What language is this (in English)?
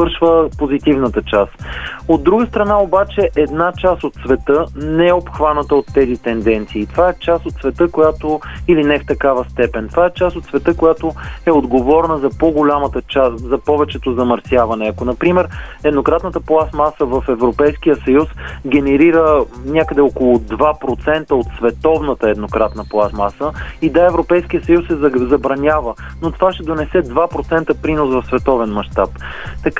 Bulgarian